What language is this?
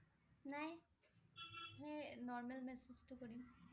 Assamese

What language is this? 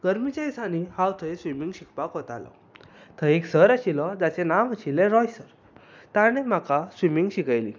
Konkani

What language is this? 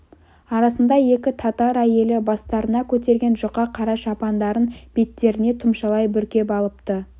Kazakh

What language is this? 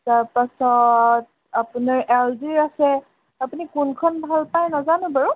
Assamese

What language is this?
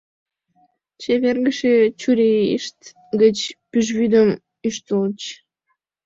Mari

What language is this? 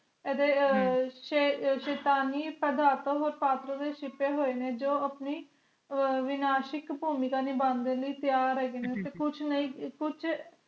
Punjabi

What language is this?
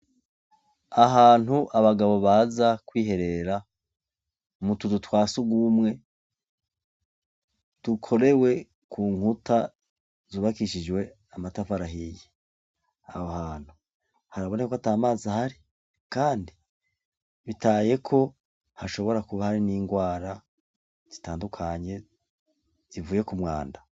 Rundi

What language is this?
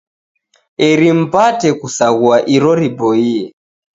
Taita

